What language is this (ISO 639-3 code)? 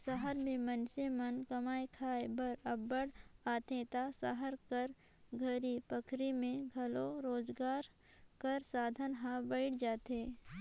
hne